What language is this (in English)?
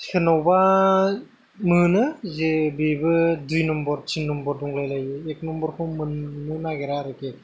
Bodo